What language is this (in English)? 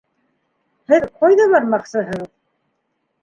Bashkir